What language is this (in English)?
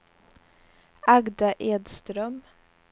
Swedish